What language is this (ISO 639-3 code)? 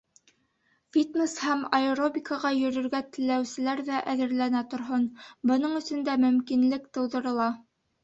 bak